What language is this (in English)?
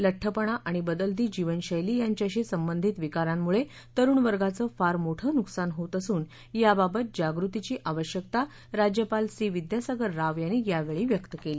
Marathi